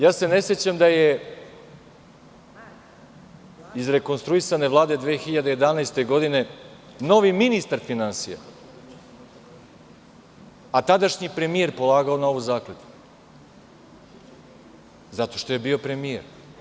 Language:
Serbian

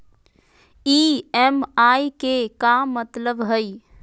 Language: Magahi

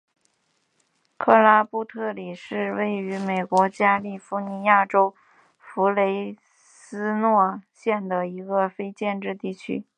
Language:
Chinese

